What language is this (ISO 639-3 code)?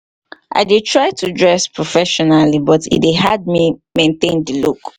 pcm